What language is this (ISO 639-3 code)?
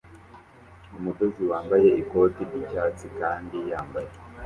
kin